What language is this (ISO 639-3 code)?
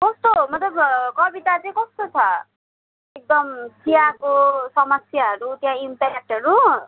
nep